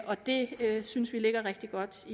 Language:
Danish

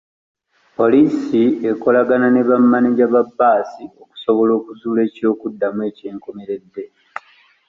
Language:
Ganda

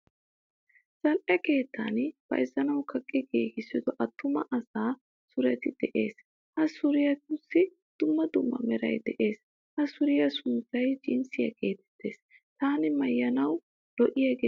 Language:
Wolaytta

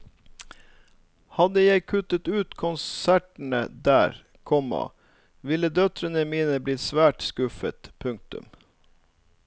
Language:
Norwegian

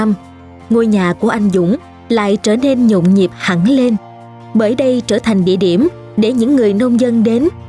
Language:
Vietnamese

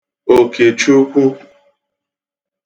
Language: Igbo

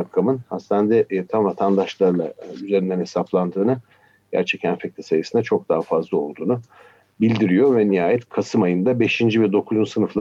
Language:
Turkish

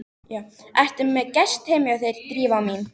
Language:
Icelandic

